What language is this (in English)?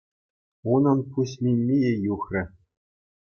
Chuvash